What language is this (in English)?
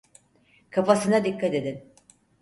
Turkish